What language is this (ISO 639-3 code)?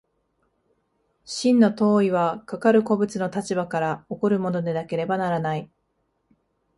jpn